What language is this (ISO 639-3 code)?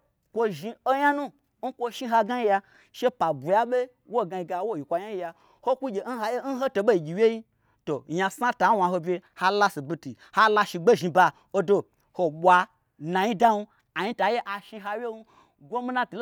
gbr